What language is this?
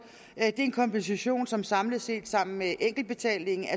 Danish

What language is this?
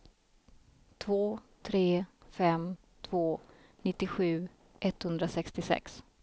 Swedish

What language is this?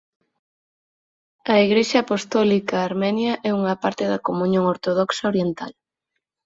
Galician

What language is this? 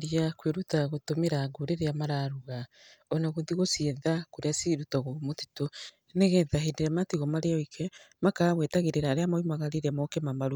Kikuyu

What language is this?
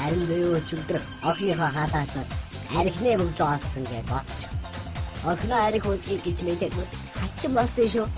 Turkish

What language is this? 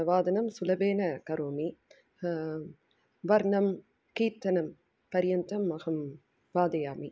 Sanskrit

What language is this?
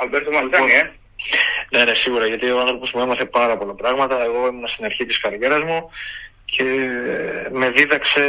Greek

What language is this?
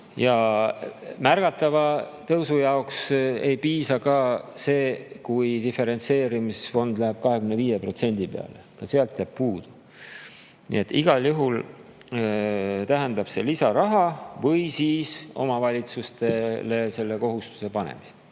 Estonian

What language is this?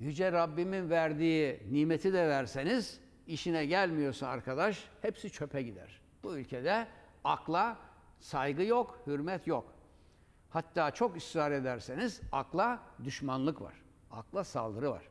Turkish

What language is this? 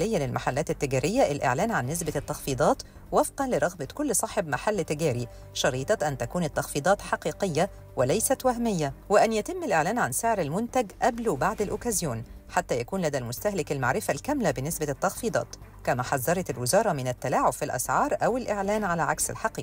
Arabic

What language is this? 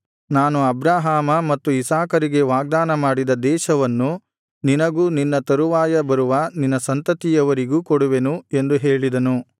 Kannada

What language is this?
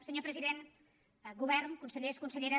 Catalan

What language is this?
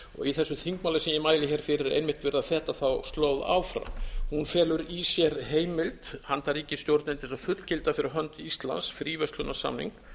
Icelandic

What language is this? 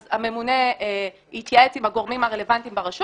Hebrew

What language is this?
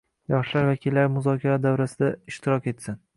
Uzbek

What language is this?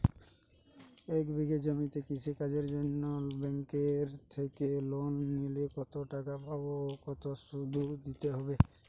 Bangla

